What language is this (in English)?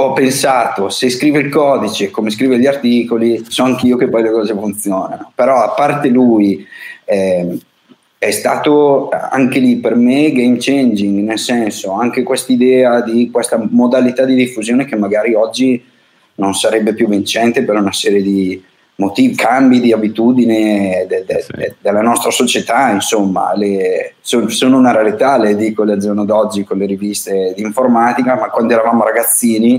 Italian